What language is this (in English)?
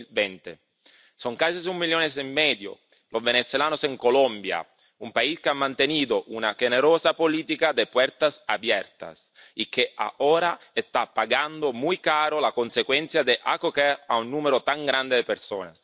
Spanish